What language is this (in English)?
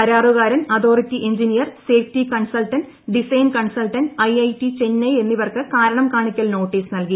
Malayalam